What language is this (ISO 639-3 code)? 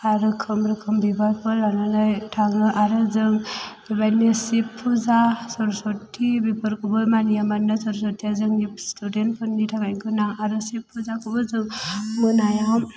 brx